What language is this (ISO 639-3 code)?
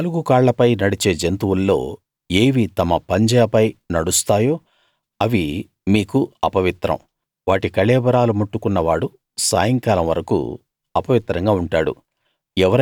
tel